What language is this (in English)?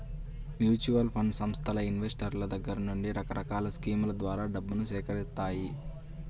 Telugu